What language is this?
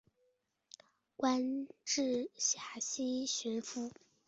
Chinese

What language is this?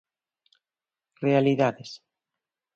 Galician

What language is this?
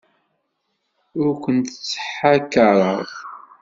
Kabyle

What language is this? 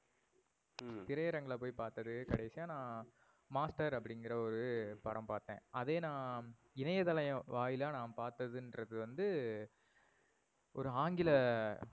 Tamil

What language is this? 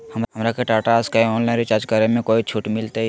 Magahi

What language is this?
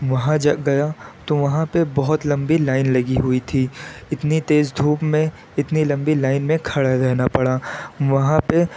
Urdu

